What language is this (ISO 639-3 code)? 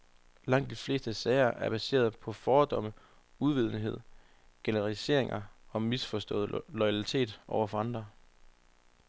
dan